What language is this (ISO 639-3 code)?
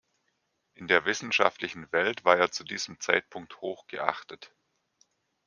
deu